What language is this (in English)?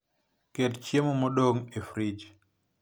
Luo (Kenya and Tanzania)